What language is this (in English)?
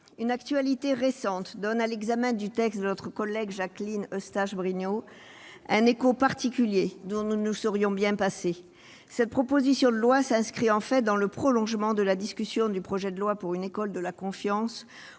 French